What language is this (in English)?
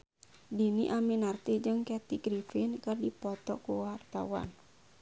Sundanese